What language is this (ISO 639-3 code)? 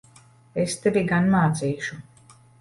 lav